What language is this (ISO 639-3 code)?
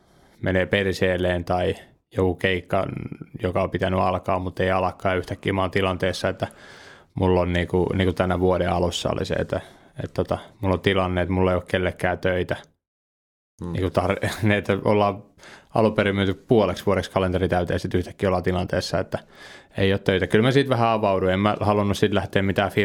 fin